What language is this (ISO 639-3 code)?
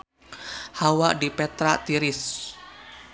sun